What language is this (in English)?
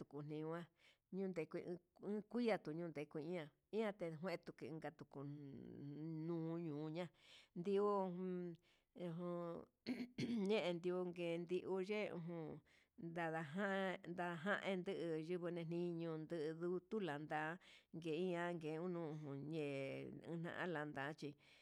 Huitepec Mixtec